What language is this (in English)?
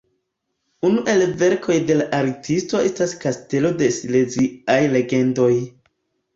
Esperanto